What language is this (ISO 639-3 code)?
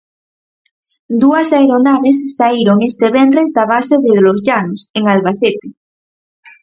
glg